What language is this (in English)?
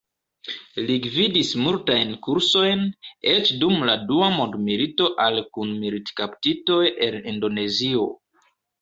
Esperanto